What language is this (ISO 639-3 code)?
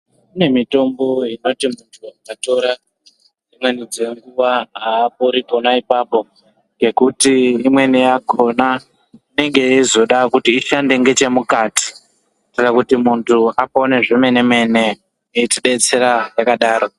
ndc